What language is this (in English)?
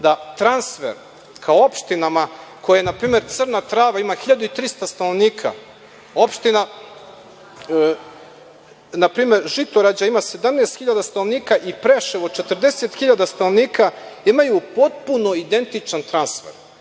Serbian